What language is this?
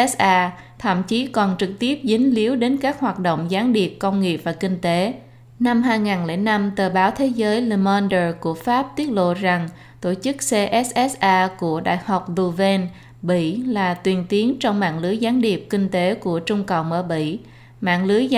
Vietnamese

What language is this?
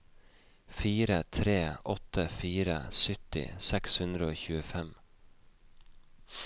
Norwegian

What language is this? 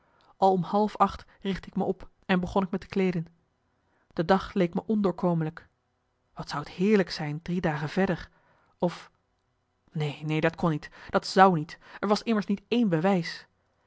Dutch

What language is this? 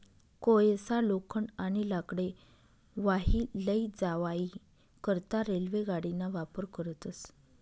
Marathi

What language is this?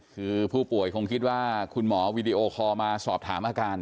Thai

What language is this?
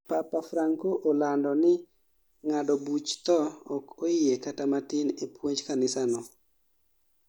Luo (Kenya and Tanzania)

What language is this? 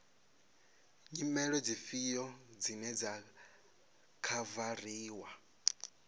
Venda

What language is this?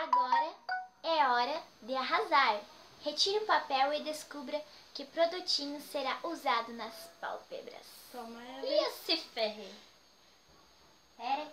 Portuguese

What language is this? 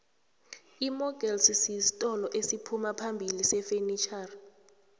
South Ndebele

